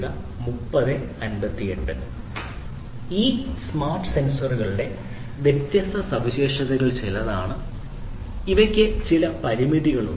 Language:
Malayalam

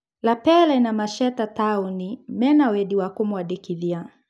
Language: Kikuyu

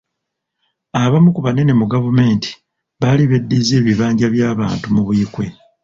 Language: Ganda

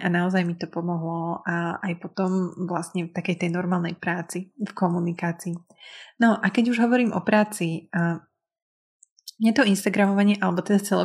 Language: Slovak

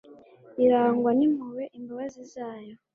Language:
Kinyarwanda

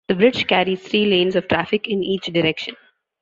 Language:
English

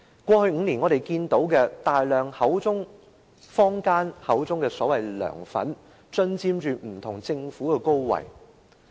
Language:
Cantonese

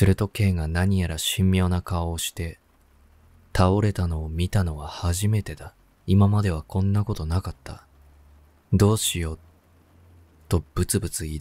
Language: Japanese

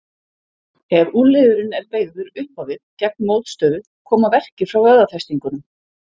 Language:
Icelandic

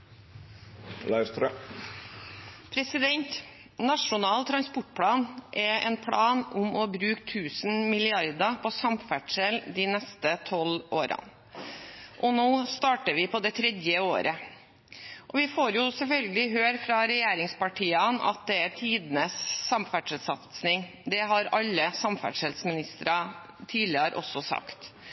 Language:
Norwegian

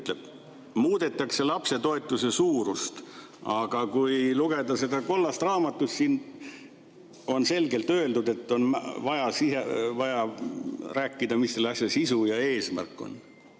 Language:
Estonian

